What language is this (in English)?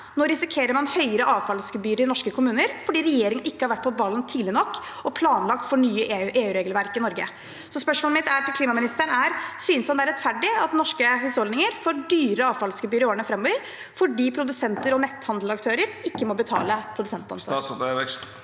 Norwegian